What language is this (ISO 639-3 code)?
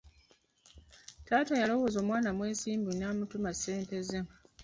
lug